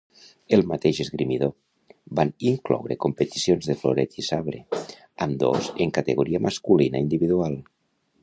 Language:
Catalan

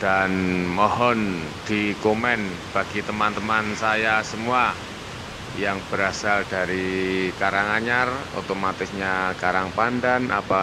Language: Indonesian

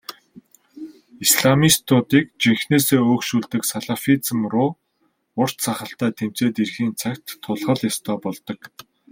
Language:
Mongolian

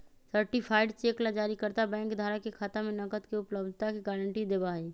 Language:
Magahi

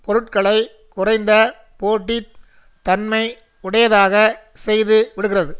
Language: Tamil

